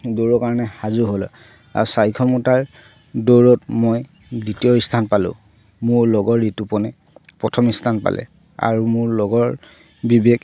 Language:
Assamese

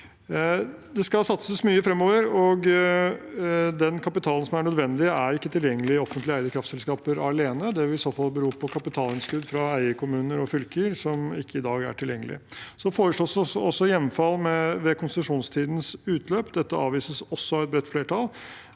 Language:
Norwegian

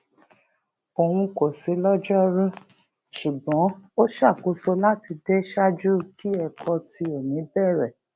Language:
Yoruba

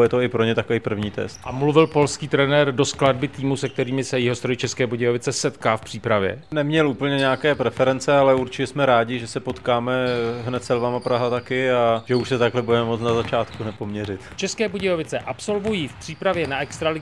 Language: Czech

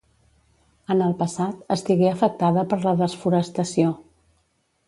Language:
Catalan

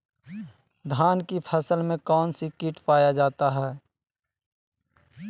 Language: Magahi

